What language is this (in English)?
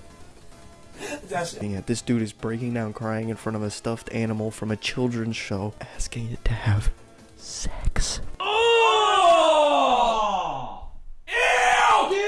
English